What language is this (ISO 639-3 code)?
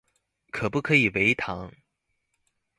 zho